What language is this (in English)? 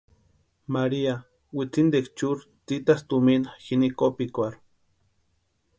Western Highland Purepecha